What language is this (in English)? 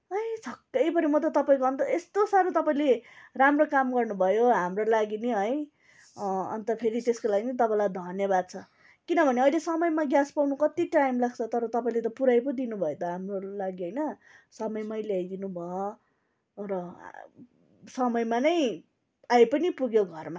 Nepali